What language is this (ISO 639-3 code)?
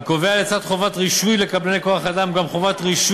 heb